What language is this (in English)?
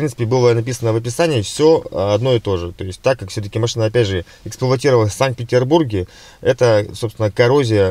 Russian